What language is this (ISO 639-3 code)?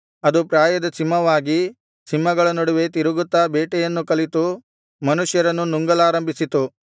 kan